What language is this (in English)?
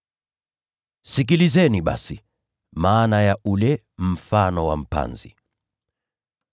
Swahili